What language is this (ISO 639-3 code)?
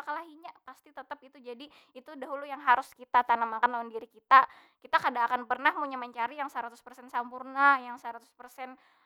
bjn